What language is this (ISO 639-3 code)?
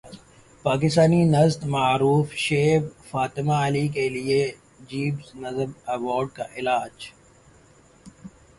urd